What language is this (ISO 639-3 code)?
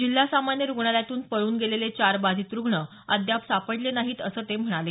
mar